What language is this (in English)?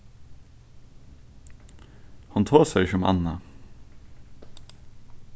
Faroese